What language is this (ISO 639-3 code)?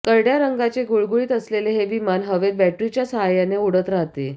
mar